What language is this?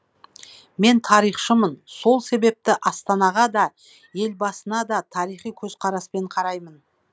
Kazakh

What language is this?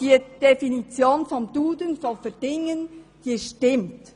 Swiss German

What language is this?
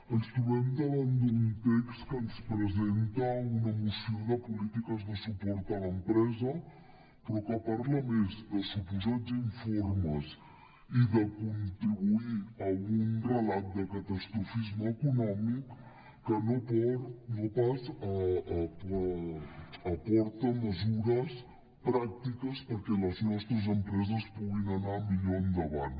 Catalan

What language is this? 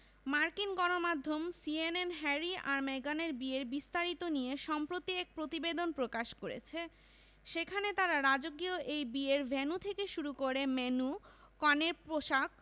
Bangla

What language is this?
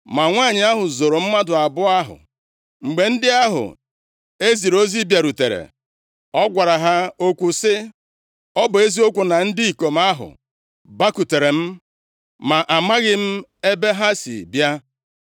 Igbo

